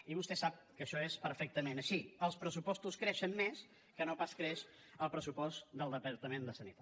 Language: Catalan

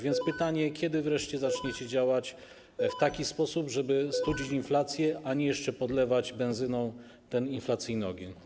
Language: Polish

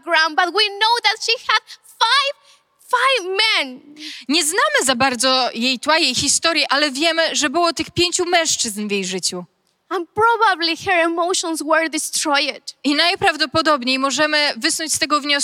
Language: Polish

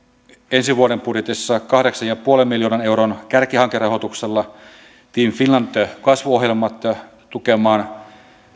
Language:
Finnish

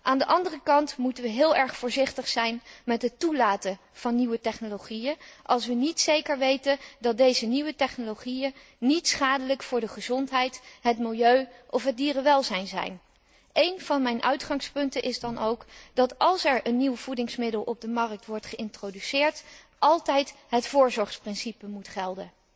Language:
Dutch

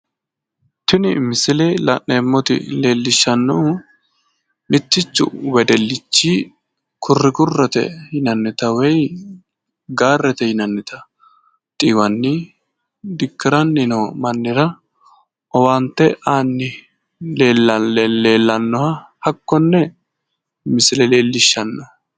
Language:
Sidamo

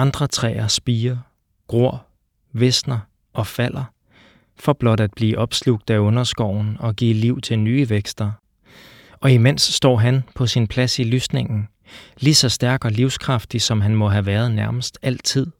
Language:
Danish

